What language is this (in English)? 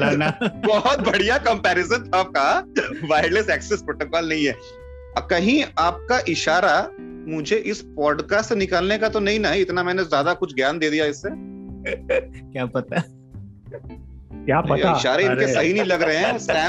Hindi